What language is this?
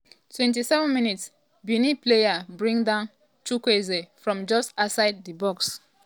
Nigerian Pidgin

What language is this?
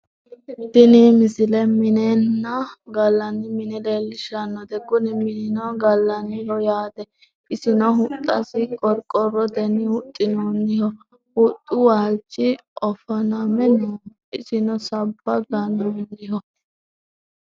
Sidamo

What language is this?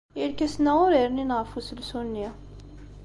Kabyle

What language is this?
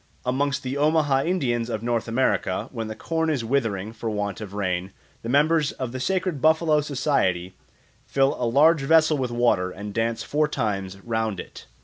English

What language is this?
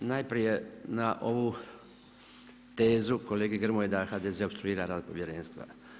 Croatian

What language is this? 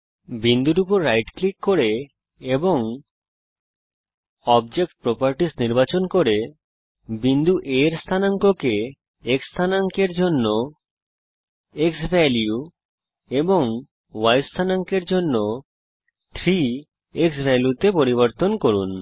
Bangla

